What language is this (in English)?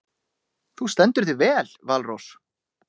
Icelandic